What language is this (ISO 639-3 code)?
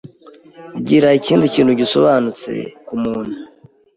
kin